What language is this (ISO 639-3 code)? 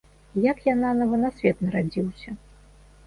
bel